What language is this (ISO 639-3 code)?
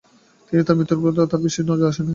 ben